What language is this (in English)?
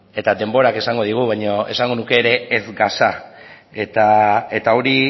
Basque